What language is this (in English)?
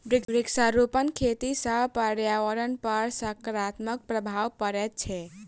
Maithili